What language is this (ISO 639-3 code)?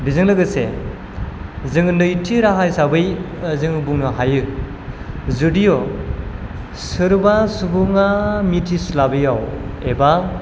brx